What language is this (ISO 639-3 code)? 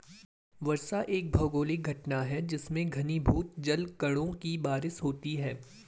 hin